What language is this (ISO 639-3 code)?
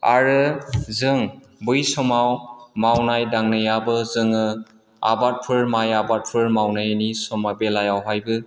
brx